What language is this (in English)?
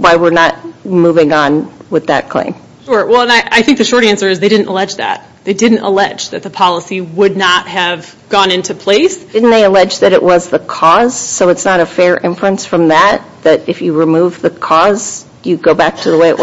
English